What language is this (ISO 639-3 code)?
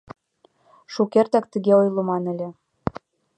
chm